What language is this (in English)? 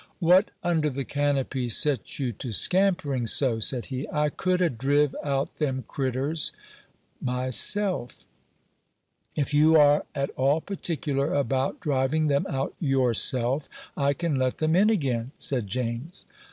English